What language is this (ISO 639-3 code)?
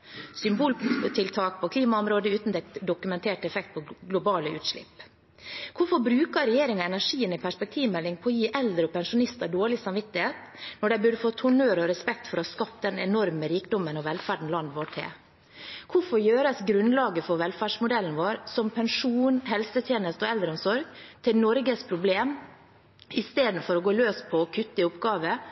nob